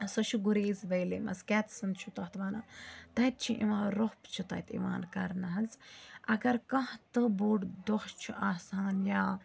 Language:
Kashmiri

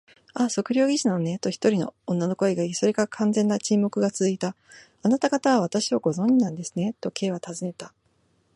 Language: Japanese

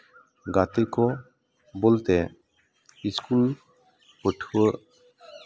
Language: Santali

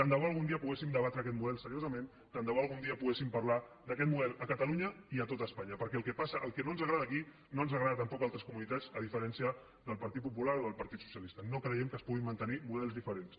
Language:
Catalan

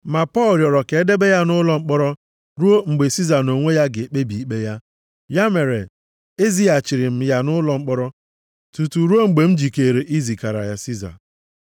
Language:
Igbo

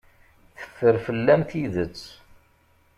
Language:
Kabyle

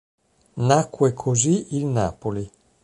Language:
Italian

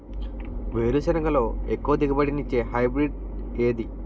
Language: Telugu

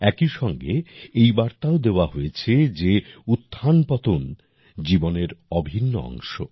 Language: Bangla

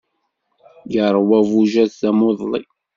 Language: Kabyle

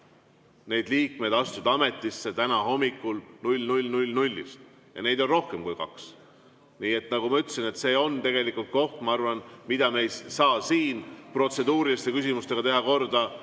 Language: Estonian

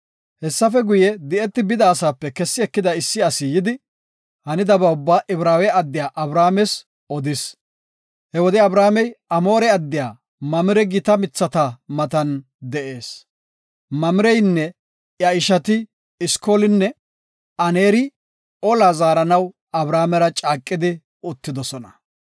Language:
Gofa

